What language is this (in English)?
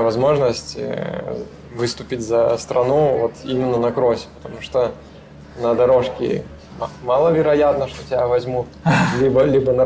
Russian